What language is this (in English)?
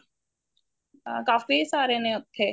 Punjabi